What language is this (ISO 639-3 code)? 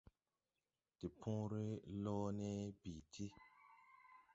tui